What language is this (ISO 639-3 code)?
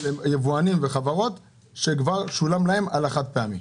heb